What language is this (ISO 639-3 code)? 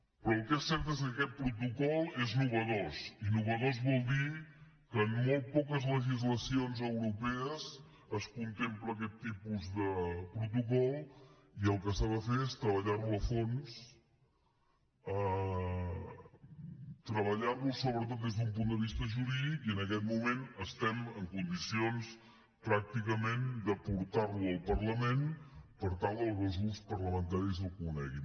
cat